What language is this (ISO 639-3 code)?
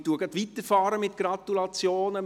gsw